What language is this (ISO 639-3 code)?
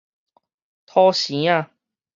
nan